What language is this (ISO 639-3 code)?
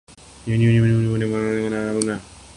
urd